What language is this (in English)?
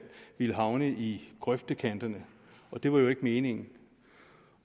Danish